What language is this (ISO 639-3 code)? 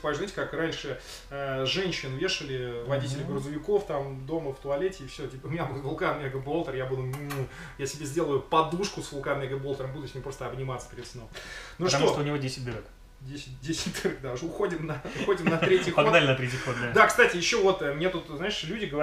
rus